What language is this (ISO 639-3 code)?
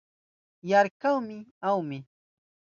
qup